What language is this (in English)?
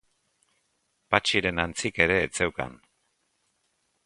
Basque